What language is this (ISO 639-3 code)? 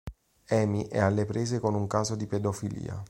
ita